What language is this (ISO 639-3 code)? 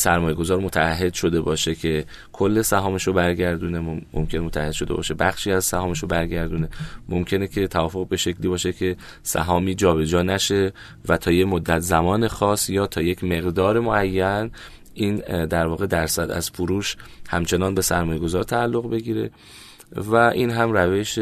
fas